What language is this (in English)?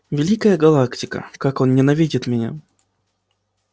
Russian